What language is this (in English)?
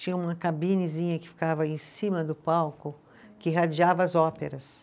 Portuguese